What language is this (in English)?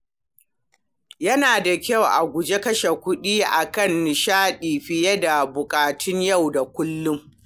Hausa